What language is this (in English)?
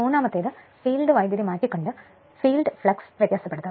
Malayalam